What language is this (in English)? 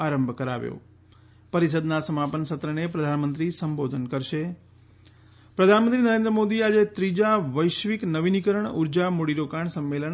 Gujarati